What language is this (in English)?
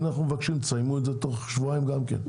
Hebrew